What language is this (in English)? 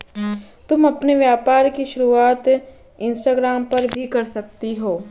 Hindi